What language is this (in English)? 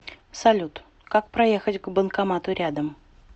Russian